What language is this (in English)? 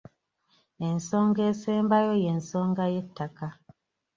Ganda